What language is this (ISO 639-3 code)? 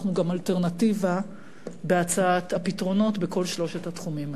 heb